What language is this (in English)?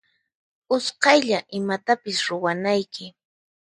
Puno Quechua